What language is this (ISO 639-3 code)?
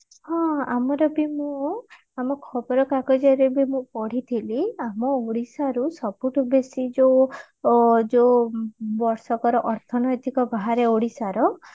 ori